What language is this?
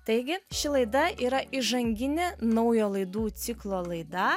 Lithuanian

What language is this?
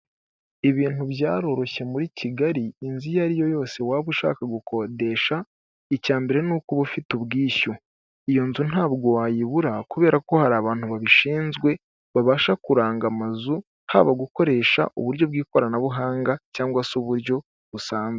Kinyarwanda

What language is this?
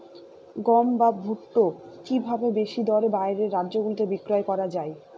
Bangla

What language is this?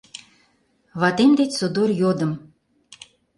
Mari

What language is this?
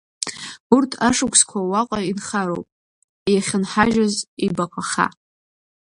Abkhazian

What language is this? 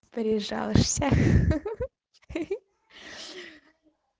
Russian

